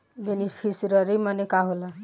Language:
Bhojpuri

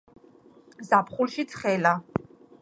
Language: Georgian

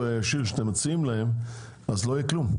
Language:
Hebrew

